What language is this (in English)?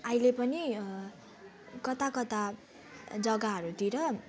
Nepali